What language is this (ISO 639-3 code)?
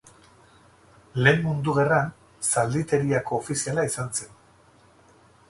eus